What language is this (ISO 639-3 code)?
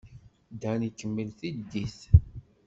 kab